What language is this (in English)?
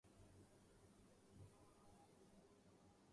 Urdu